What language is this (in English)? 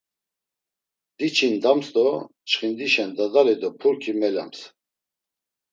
Laz